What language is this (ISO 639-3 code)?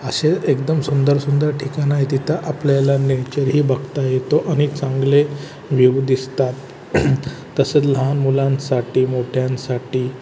mar